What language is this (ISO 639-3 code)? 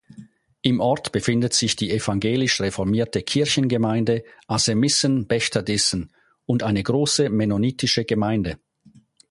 deu